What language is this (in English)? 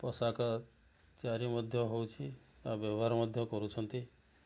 Odia